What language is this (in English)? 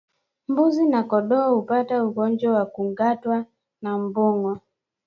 Swahili